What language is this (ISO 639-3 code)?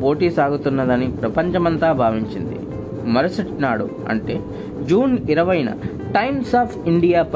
tel